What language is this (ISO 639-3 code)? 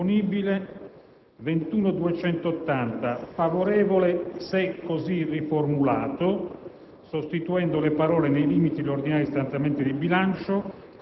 ita